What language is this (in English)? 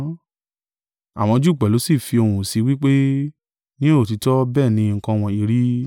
Yoruba